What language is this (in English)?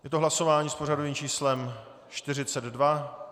Czech